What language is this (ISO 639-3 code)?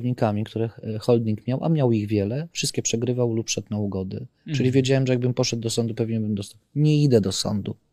pol